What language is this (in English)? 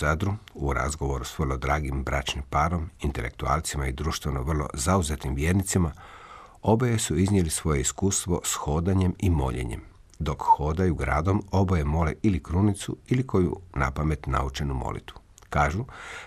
Croatian